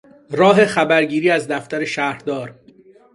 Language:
Persian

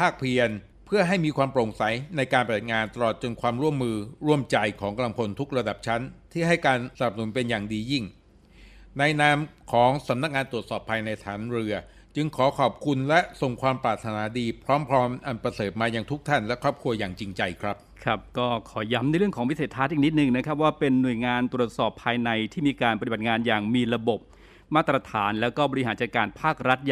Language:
Thai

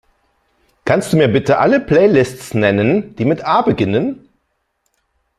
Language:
German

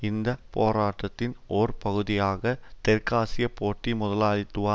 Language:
Tamil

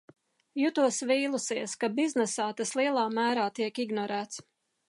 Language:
Latvian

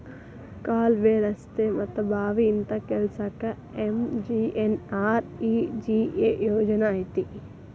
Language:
Kannada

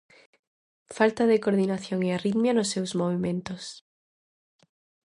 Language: Galician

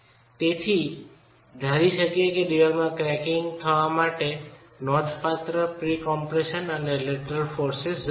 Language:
Gujarati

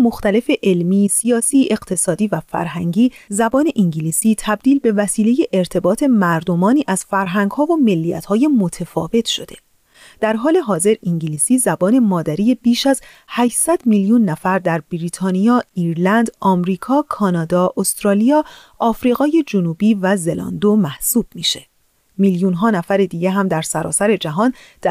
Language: Persian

